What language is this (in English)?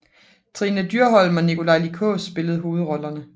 Danish